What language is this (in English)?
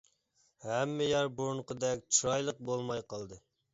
Uyghur